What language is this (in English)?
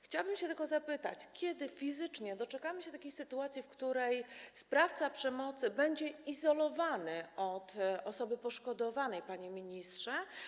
Polish